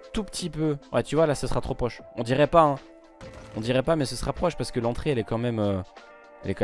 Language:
French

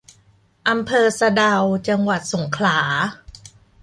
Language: Thai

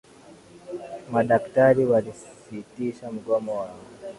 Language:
Swahili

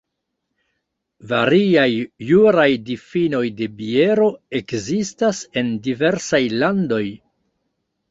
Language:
Esperanto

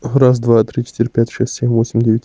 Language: Russian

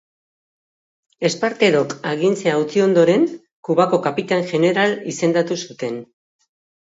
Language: Basque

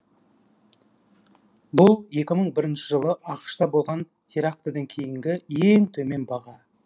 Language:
Kazakh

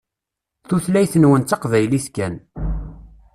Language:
Kabyle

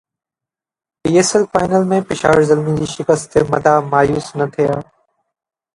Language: Sindhi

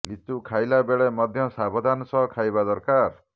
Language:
Odia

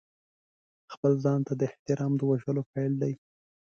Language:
Pashto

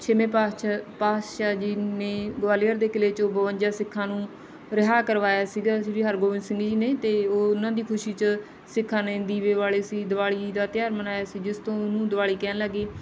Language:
Punjabi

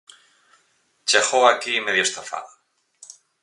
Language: Galician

